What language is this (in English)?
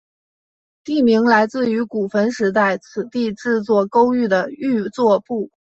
Chinese